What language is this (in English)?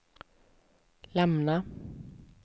Swedish